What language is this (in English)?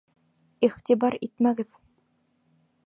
Bashkir